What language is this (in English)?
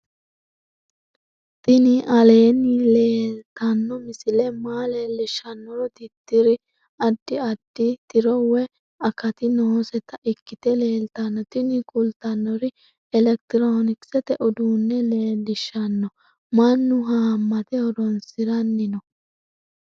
Sidamo